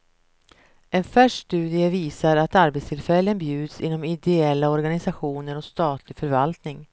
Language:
Swedish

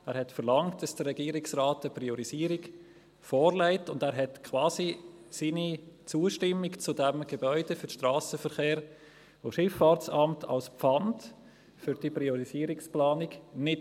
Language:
Swiss German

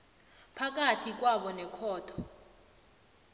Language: South Ndebele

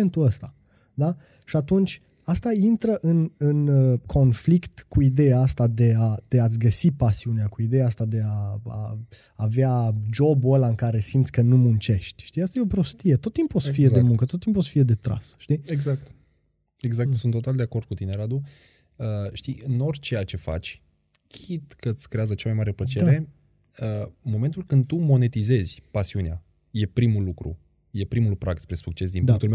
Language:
Romanian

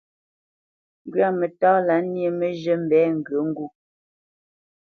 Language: Bamenyam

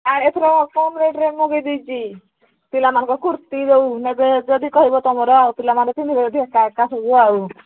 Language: Odia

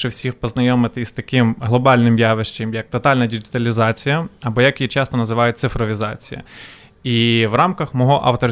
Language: Ukrainian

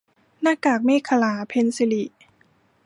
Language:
Thai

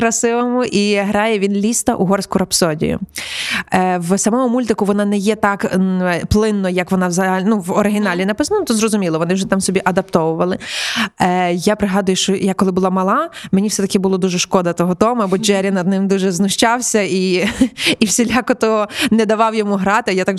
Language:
Ukrainian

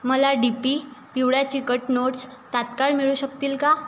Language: Marathi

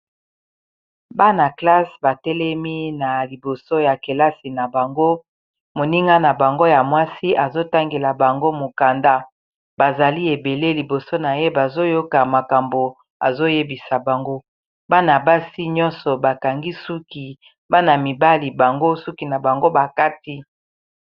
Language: Lingala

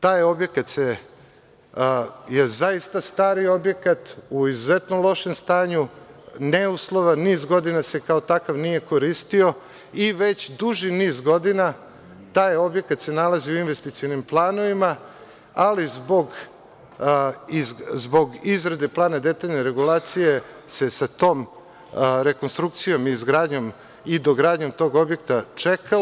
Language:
Serbian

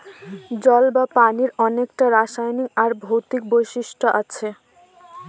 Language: Bangla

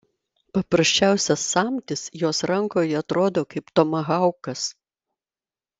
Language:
Lithuanian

